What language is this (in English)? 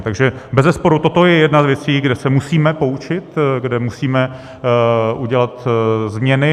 Czech